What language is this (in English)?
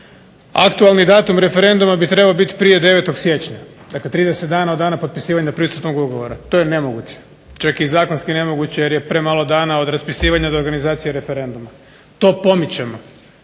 Croatian